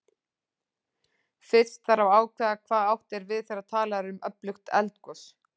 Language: Icelandic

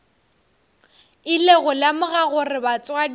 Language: Northern Sotho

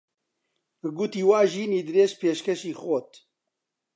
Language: Central Kurdish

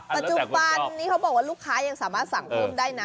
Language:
Thai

